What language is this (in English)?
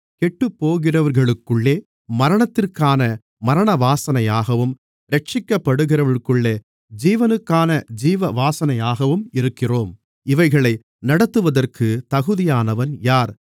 Tamil